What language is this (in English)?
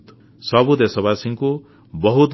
Odia